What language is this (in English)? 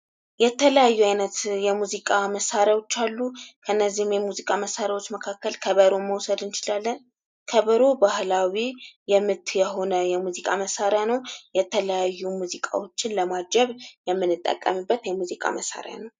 Amharic